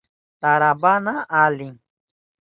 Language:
Southern Pastaza Quechua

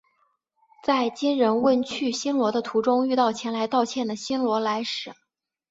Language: Chinese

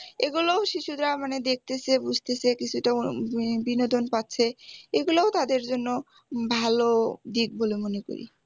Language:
Bangla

